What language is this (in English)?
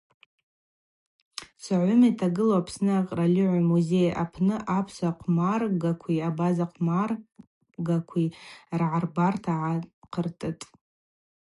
Abaza